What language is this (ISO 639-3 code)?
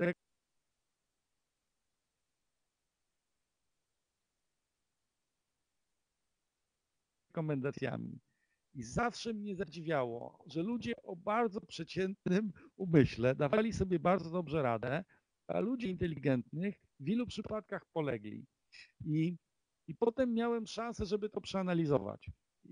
pol